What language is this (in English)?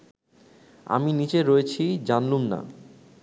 Bangla